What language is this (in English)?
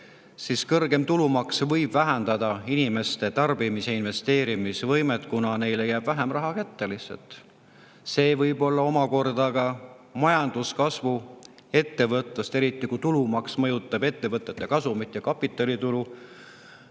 Estonian